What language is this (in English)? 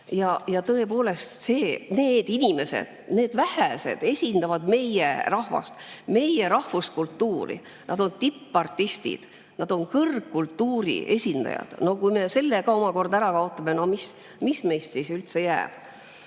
Estonian